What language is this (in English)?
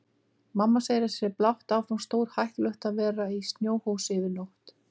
Icelandic